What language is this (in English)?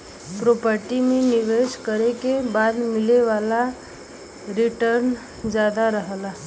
Bhojpuri